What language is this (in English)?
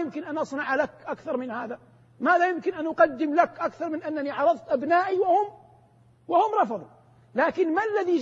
Arabic